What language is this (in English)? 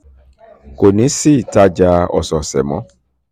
Yoruba